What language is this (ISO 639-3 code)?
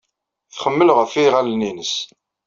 kab